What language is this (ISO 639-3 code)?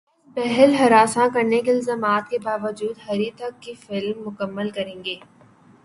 urd